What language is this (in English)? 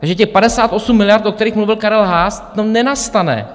Czech